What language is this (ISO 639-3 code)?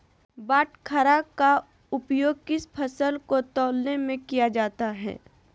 mag